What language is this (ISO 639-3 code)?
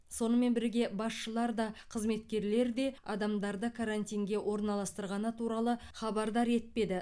kaz